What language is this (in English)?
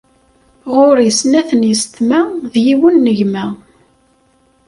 Kabyle